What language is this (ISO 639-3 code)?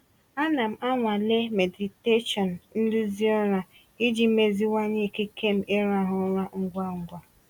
ibo